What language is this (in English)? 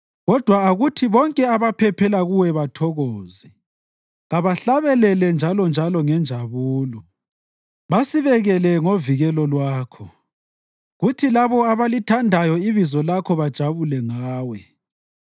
North Ndebele